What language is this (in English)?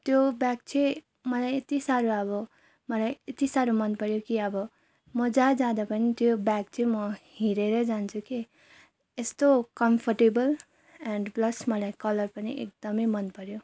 Nepali